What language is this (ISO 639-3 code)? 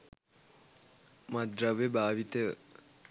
sin